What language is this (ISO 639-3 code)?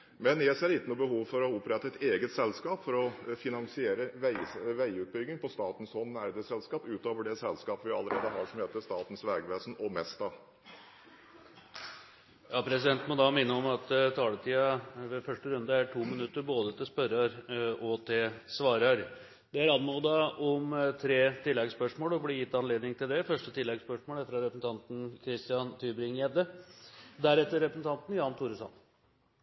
nob